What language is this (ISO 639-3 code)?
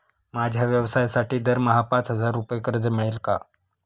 mar